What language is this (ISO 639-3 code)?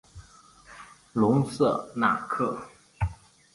zho